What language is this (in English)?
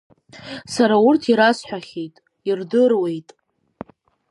Abkhazian